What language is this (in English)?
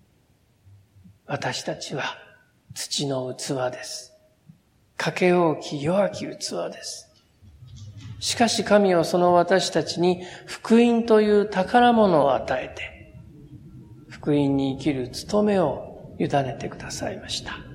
Japanese